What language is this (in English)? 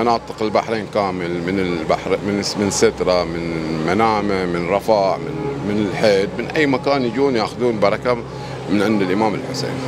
Arabic